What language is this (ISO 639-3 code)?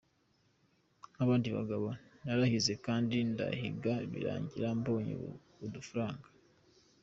kin